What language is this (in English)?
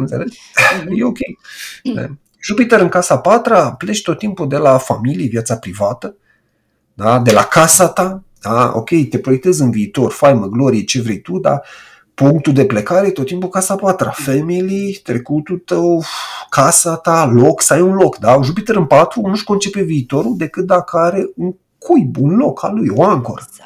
Romanian